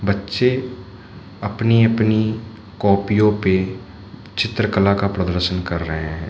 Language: Hindi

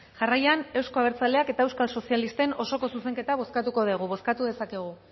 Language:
Basque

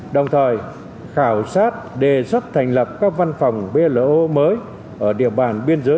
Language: Vietnamese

